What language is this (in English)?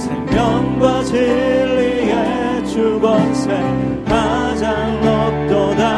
Korean